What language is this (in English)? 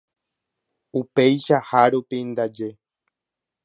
Guarani